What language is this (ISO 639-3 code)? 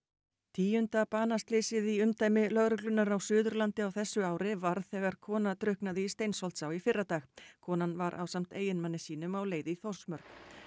isl